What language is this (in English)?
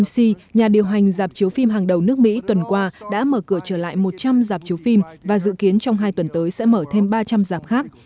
Vietnamese